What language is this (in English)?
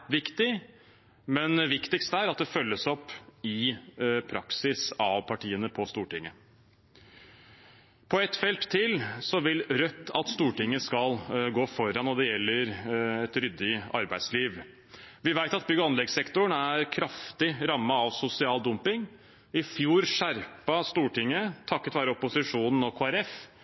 Norwegian Bokmål